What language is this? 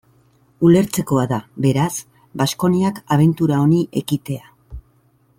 Basque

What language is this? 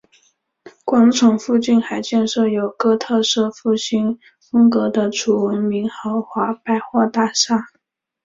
Chinese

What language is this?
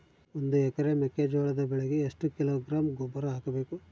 Kannada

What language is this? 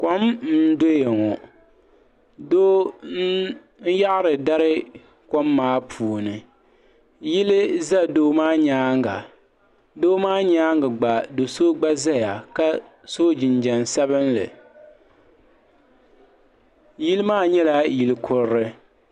Dagbani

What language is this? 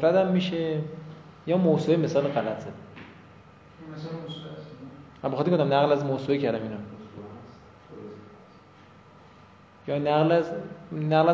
Persian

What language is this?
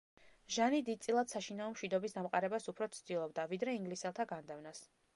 Georgian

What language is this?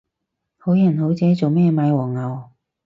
Cantonese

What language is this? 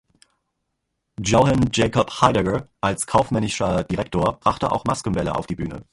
German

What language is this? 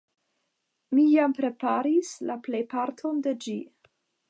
Esperanto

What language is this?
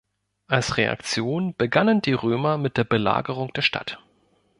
German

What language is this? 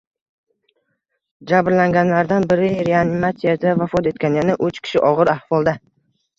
Uzbek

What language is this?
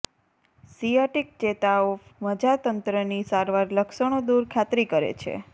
Gujarati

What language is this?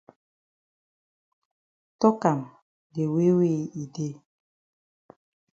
Cameroon Pidgin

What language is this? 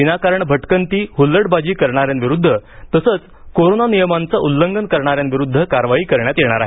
Marathi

